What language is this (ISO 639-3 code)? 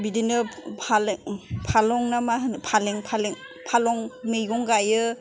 brx